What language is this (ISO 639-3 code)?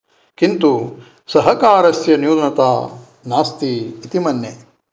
san